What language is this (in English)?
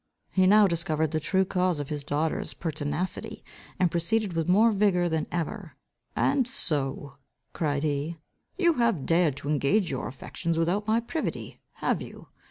English